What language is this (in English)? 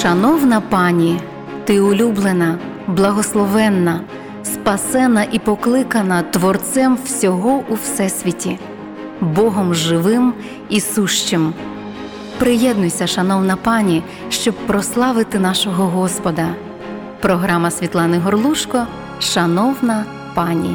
Ukrainian